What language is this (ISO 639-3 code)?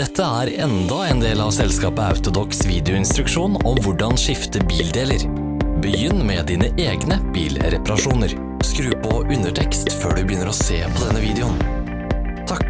nor